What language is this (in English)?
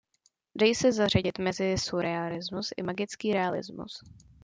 Czech